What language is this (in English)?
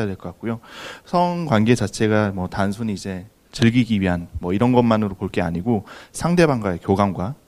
Korean